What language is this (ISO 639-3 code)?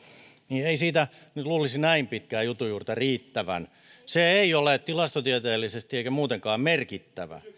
fin